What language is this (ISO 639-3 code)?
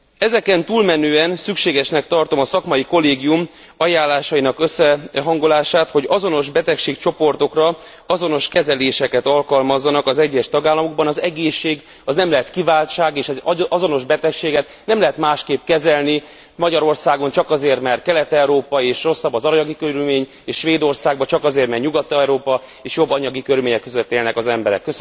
hun